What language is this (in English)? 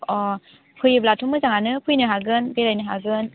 Bodo